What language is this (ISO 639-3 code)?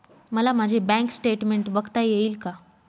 mar